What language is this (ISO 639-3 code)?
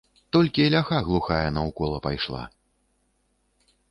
bel